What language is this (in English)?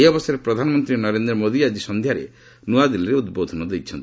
Odia